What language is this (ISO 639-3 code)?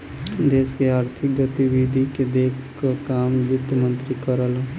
bho